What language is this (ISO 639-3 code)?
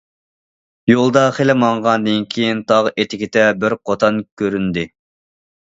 uig